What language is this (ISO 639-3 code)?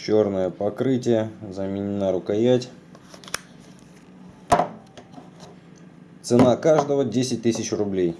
rus